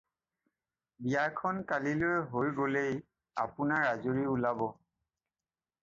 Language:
Assamese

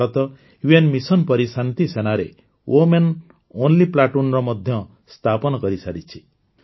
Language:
Odia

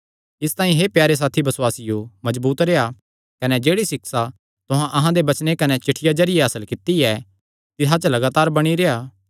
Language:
Kangri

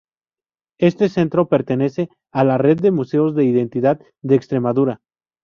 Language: Spanish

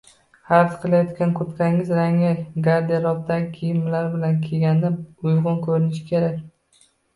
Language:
Uzbek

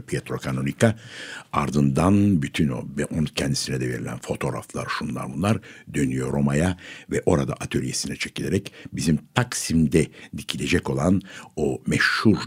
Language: Turkish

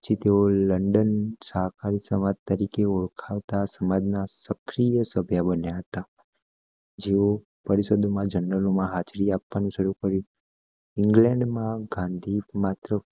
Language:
Gujarati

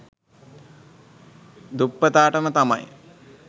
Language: Sinhala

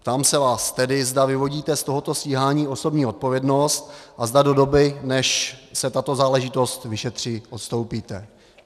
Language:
Czech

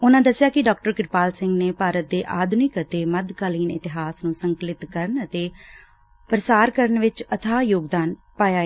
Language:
Punjabi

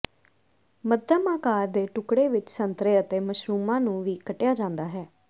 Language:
Punjabi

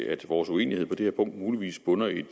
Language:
Danish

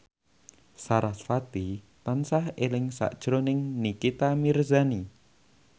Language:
Javanese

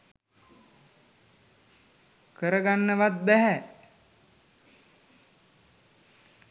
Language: Sinhala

